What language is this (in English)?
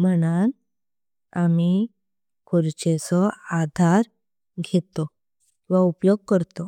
Konkani